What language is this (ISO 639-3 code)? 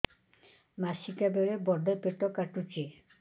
ori